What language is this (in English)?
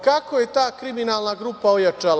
Serbian